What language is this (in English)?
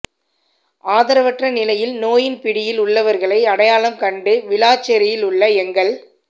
Tamil